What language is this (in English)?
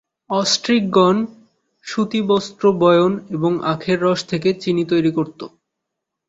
Bangla